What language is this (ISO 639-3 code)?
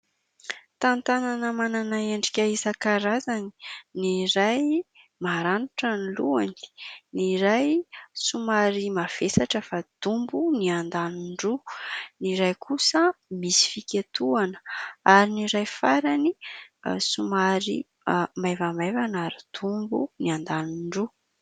mlg